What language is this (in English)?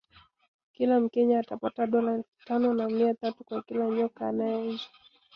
Swahili